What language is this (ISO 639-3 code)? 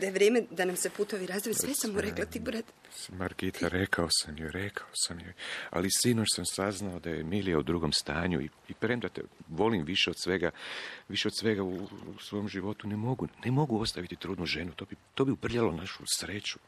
hrv